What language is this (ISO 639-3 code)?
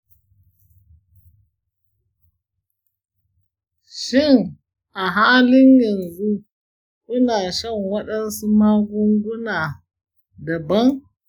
hau